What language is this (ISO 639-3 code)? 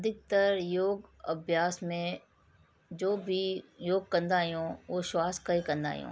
snd